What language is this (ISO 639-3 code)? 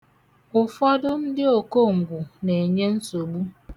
ibo